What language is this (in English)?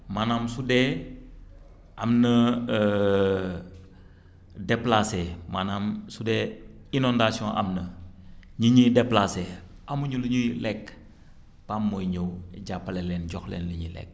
Wolof